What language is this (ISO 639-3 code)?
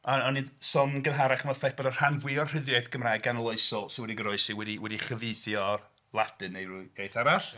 cym